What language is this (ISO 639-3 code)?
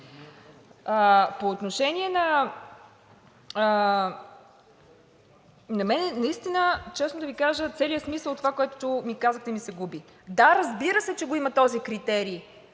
bul